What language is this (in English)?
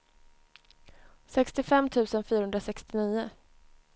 Swedish